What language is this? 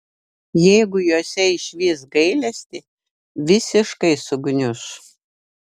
Lithuanian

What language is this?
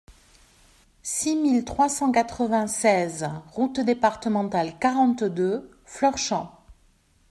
French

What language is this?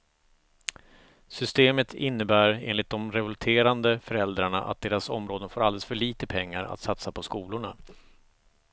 Swedish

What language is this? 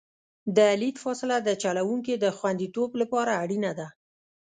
Pashto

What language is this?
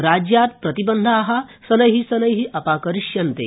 Sanskrit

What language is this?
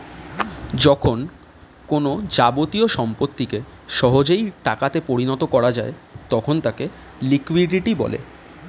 Bangla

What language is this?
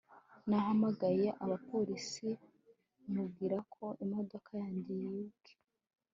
Kinyarwanda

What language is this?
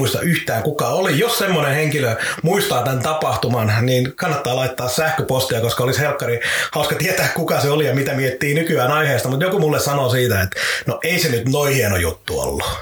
Finnish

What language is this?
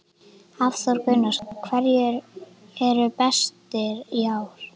Icelandic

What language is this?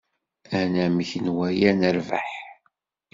Kabyle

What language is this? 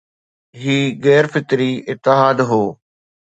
Sindhi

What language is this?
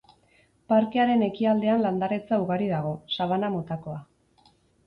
Basque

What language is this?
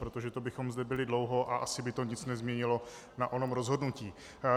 Czech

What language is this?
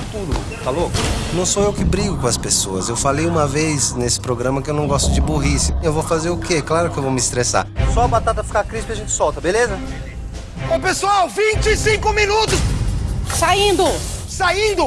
Portuguese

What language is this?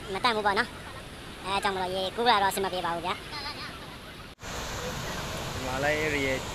Thai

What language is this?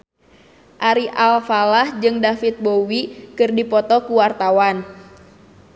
Sundanese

